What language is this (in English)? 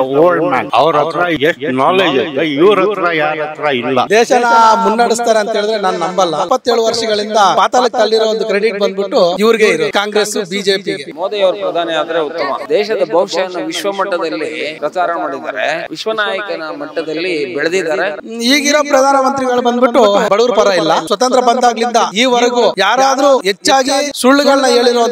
Kannada